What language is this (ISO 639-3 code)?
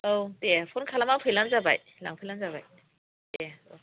brx